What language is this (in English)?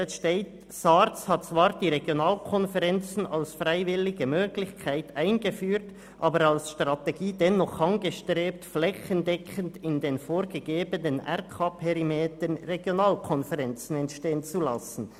Swiss German